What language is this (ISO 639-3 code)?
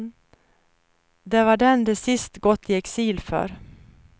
swe